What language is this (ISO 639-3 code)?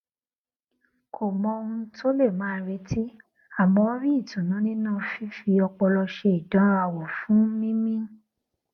yor